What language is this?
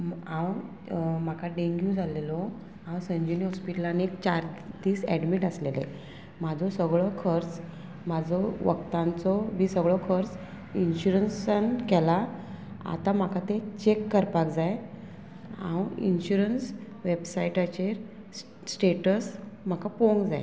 Konkani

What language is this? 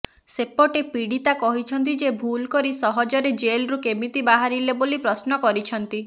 Odia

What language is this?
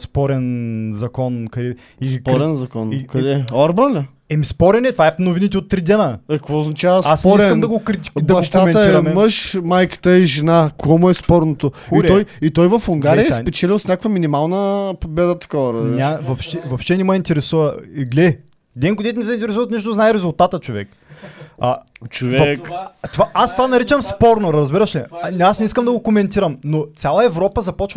Bulgarian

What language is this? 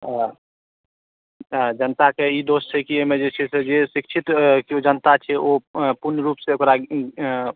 Maithili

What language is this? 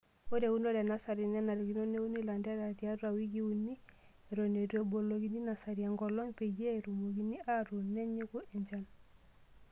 Masai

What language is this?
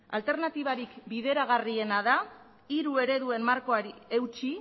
Basque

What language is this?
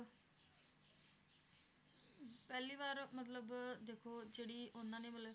Punjabi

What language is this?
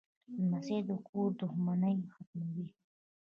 Pashto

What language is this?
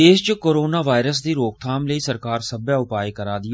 Dogri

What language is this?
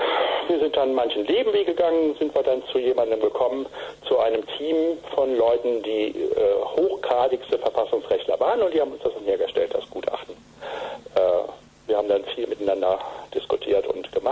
German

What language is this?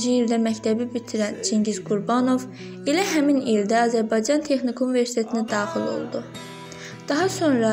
Turkish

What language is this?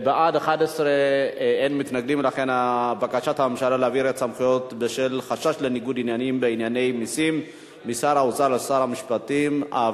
Hebrew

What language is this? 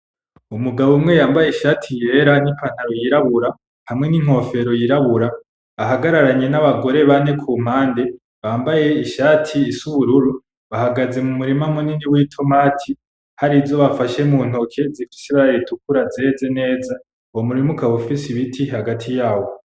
Rundi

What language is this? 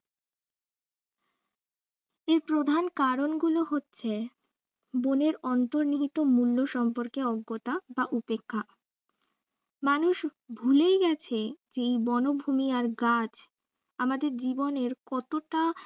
Bangla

